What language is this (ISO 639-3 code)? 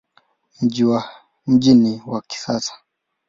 swa